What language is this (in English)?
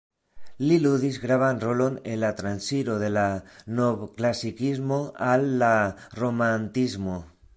Esperanto